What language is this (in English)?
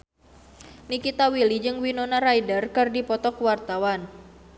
Sundanese